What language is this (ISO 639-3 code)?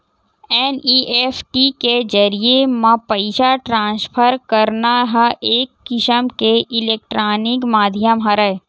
hne